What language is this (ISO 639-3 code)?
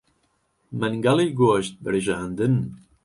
ckb